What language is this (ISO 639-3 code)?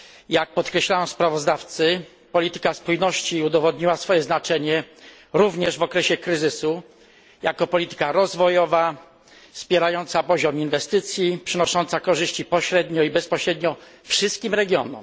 pol